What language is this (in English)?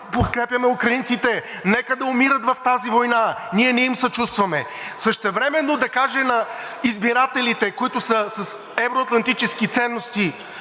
Bulgarian